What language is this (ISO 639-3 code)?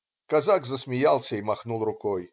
rus